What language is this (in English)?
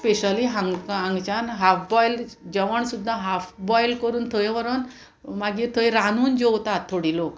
Konkani